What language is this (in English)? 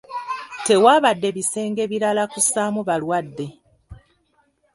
Ganda